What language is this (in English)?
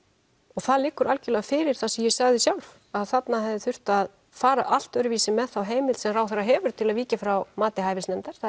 Icelandic